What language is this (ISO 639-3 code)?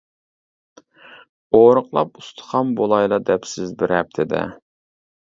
uig